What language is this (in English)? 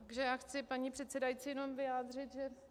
Czech